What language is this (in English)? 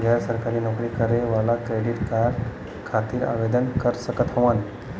Bhojpuri